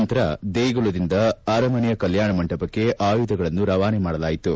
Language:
Kannada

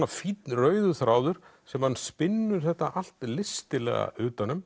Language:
Icelandic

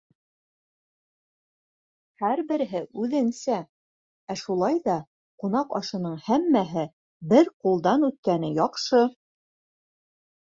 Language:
Bashkir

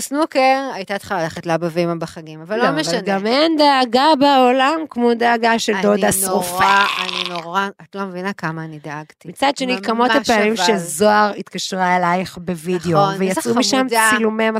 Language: Hebrew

